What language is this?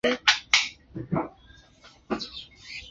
Chinese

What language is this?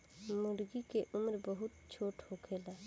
Bhojpuri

